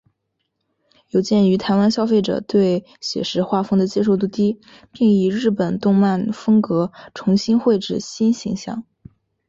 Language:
Chinese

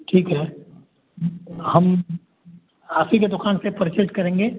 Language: Hindi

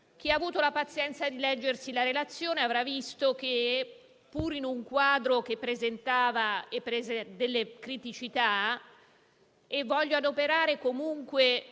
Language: Italian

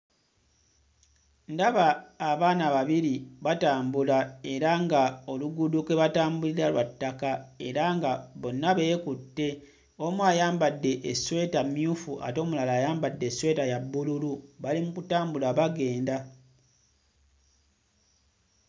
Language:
Ganda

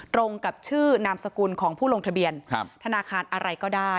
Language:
Thai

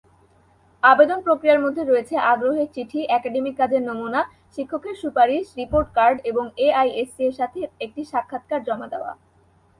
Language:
Bangla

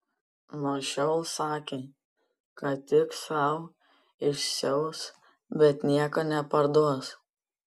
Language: Lithuanian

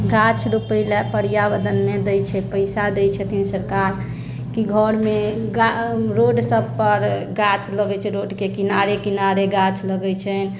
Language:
Maithili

